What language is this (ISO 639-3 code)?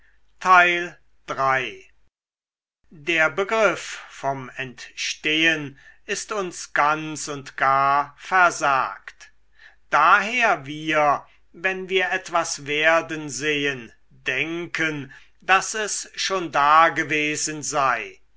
deu